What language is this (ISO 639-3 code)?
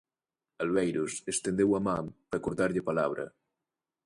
glg